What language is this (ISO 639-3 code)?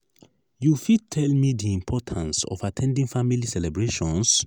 pcm